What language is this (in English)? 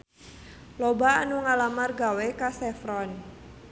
Sundanese